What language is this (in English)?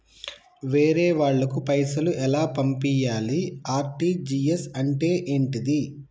Telugu